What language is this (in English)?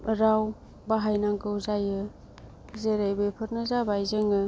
Bodo